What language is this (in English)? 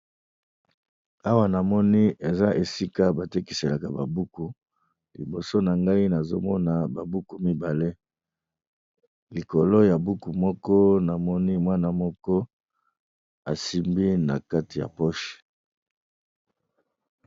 Lingala